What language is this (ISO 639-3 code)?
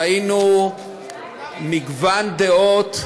heb